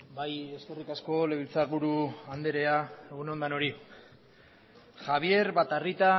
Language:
Basque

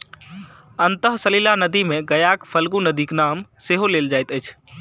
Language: Maithili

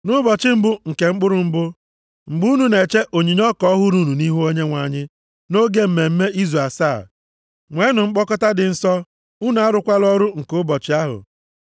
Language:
Igbo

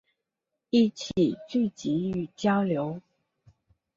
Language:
Chinese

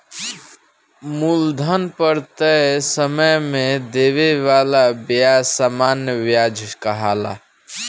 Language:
Bhojpuri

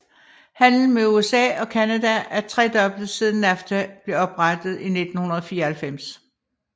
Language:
Danish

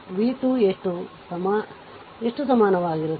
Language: Kannada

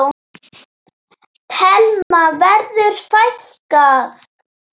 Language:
Icelandic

